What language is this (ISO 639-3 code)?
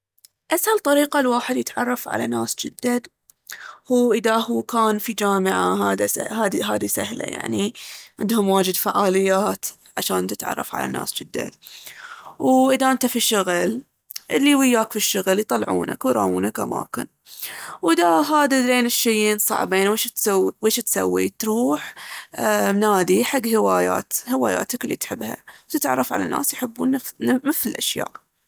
abv